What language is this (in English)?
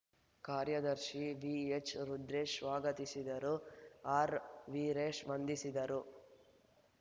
Kannada